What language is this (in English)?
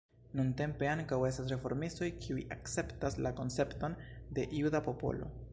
Esperanto